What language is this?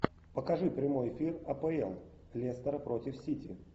Russian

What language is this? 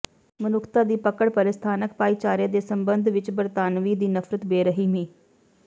Punjabi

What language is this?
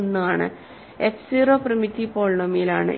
Malayalam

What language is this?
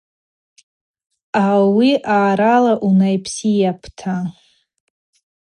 Abaza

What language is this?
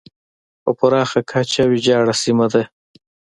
Pashto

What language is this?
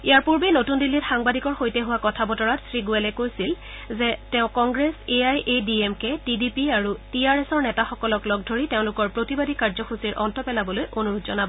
Assamese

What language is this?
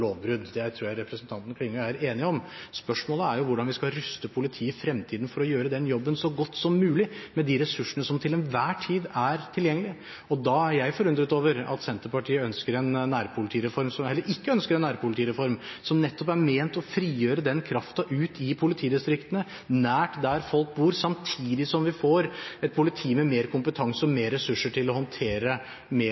Norwegian Bokmål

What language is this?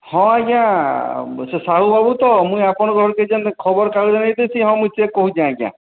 Odia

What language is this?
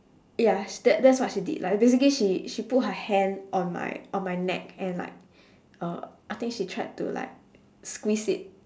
English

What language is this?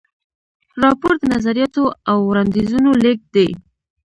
Pashto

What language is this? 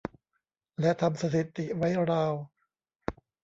Thai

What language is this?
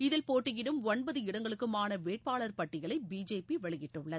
Tamil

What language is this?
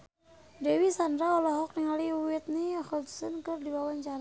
Sundanese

